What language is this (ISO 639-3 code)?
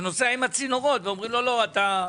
heb